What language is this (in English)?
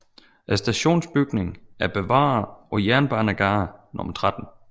Danish